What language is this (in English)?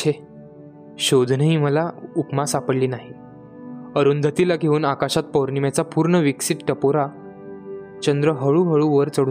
Marathi